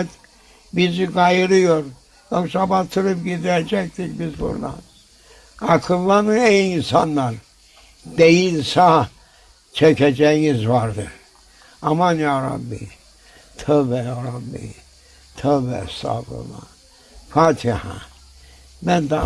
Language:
Turkish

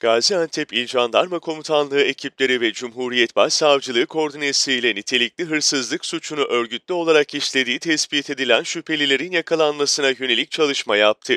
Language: Turkish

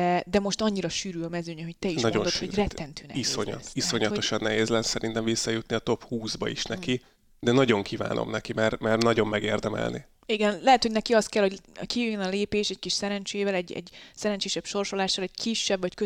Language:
Hungarian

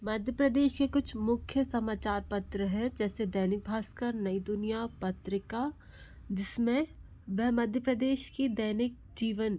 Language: Hindi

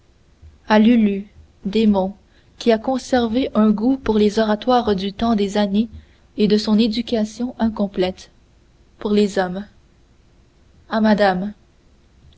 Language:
French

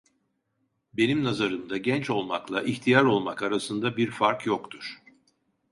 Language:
Turkish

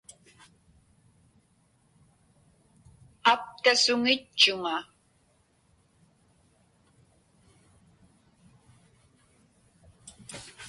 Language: Inupiaq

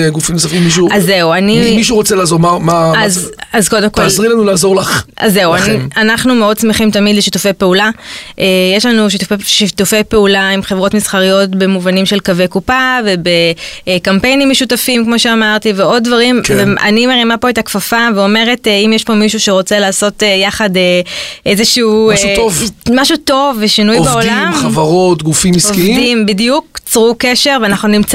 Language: Hebrew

